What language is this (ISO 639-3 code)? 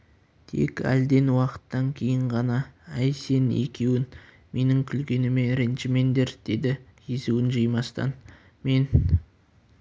kaz